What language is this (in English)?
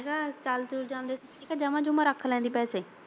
Punjabi